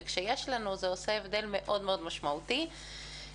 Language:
Hebrew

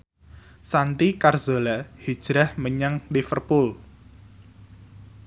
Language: Javanese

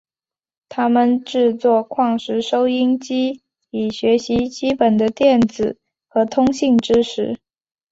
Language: Chinese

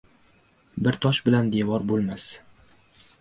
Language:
Uzbek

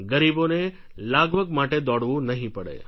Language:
Gujarati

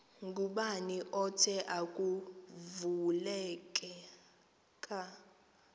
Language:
Xhosa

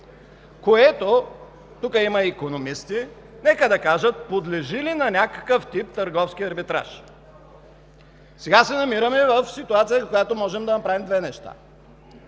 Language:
Bulgarian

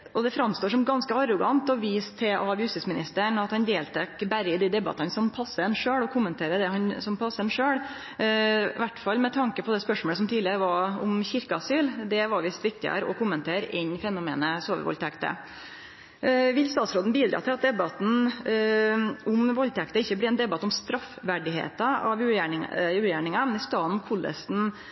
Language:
Norwegian Nynorsk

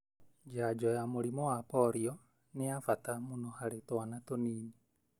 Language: Kikuyu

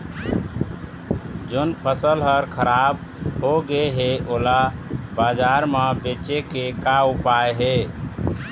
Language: Chhattisgarhi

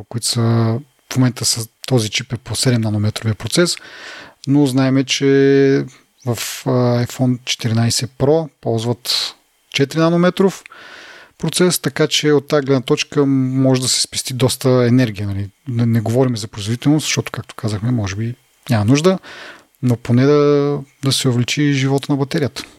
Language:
Bulgarian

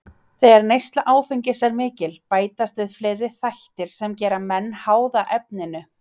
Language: Icelandic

